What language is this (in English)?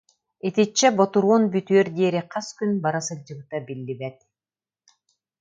Yakut